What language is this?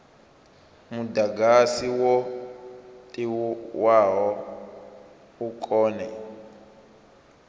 Venda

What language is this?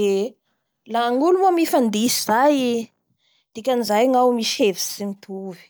Bara Malagasy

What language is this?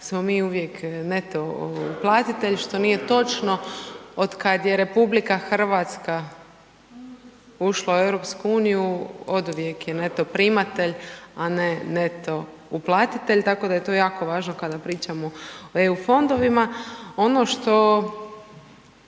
Croatian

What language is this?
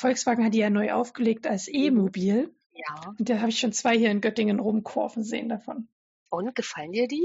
German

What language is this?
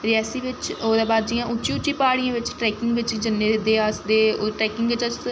Dogri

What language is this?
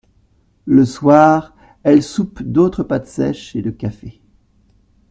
French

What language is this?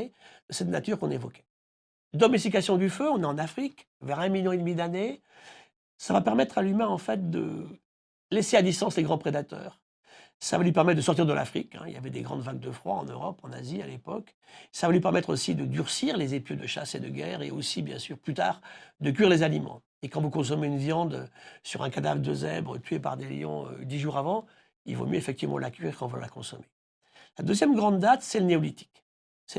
French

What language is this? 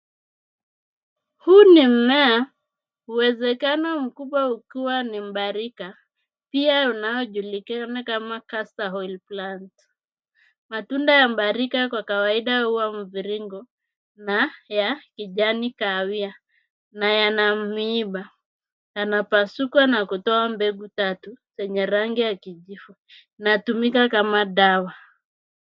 Swahili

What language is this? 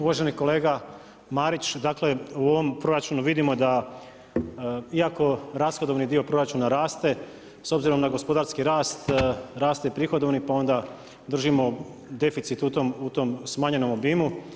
Croatian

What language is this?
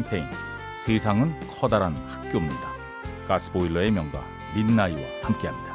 Korean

